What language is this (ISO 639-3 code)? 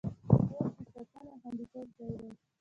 pus